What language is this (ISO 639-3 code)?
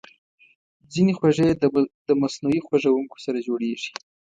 pus